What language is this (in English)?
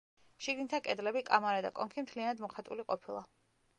Georgian